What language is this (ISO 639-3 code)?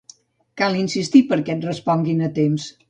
cat